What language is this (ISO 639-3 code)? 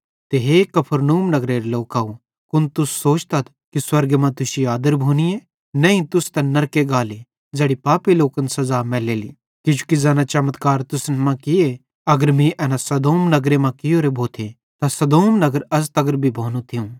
bhd